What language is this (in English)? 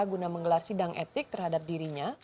Indonesian